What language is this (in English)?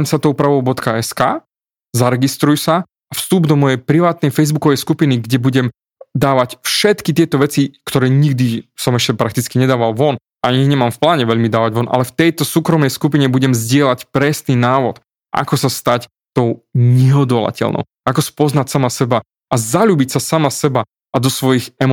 Slovak